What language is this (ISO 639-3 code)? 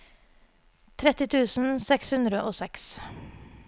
nor